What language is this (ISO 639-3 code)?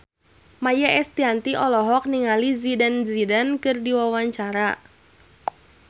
sun